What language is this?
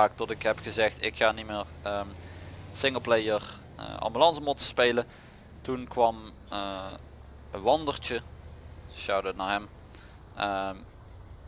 Dutch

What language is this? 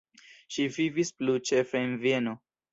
Esperanto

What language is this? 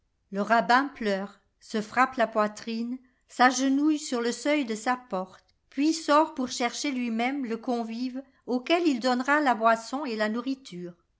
French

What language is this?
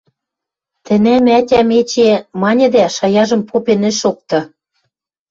Western Mari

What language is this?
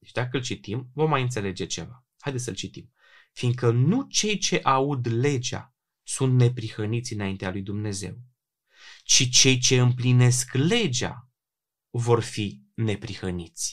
Romanian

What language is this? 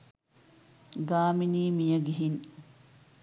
Sinhala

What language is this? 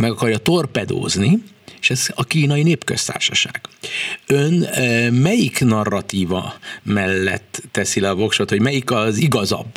Hungarian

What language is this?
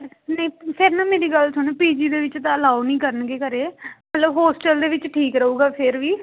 Punjabi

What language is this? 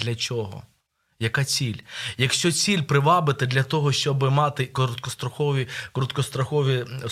Ukrainian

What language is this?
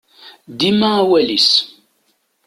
Kabyle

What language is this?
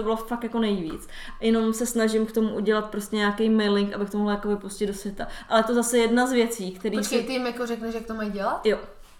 Czech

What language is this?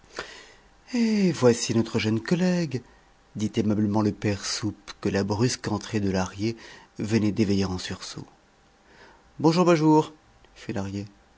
French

